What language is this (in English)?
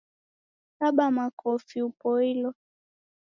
Taita